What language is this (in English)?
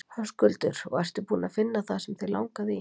Icelandic